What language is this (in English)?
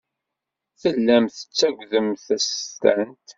Kabyle